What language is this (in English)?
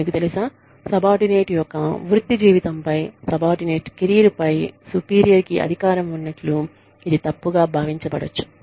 Telugu